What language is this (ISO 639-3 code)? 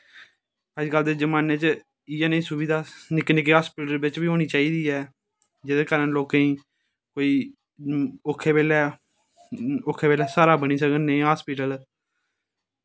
doi